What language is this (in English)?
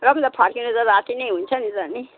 Nepali